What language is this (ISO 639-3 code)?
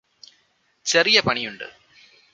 mal